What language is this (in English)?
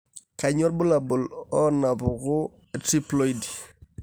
Masai